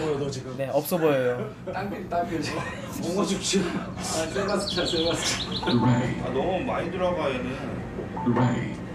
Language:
Korean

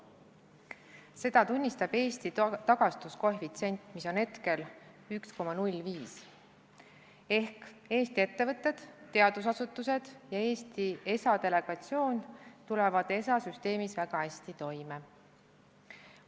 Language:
Estonian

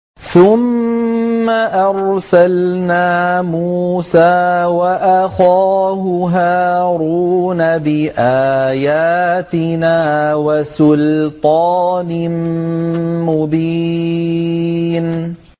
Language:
Arabic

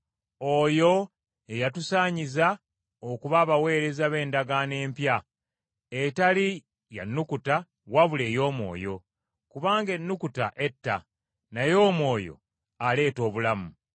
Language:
Ganda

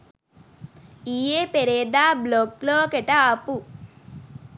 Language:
Sinhala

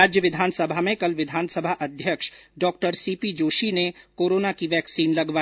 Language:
Hindi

